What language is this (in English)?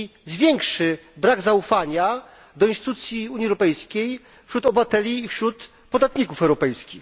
Polish